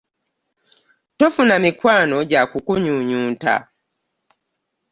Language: Ganda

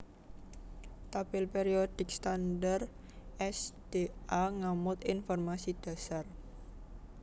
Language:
Javanese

